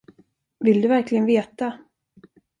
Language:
Swedish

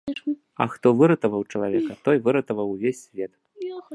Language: Belarusian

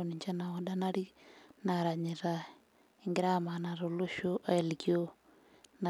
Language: Masai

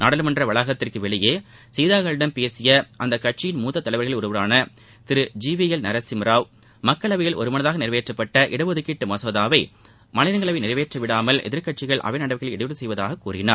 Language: Tamil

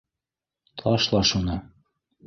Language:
Bashkir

